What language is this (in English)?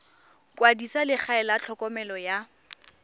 Tswana